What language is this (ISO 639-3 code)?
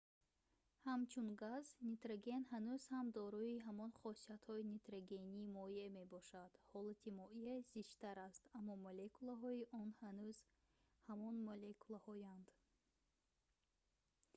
tgk